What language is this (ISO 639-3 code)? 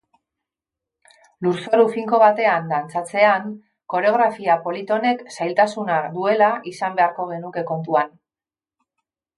eus